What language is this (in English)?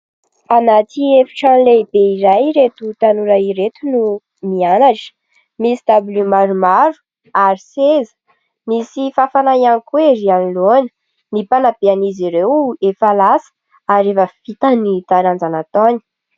Malagasy